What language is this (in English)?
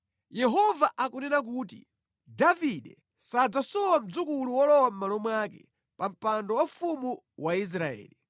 Nyanja